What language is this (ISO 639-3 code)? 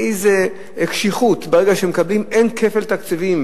heb